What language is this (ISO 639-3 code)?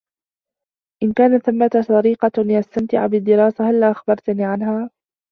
ara